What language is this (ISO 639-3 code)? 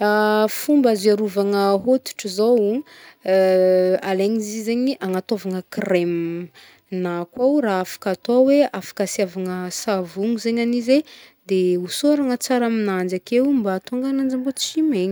bmm